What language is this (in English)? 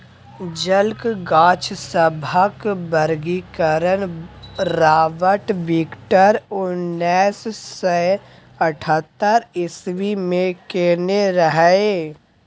Maithili